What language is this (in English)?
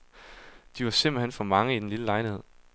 Danish